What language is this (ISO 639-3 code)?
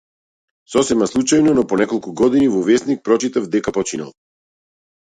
mkd